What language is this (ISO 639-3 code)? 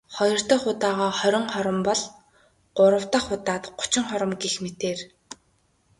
mon